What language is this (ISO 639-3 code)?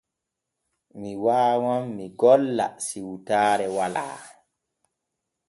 fue